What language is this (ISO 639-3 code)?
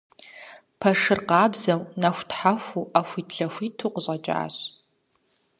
kbd